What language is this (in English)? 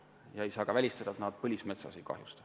Estonian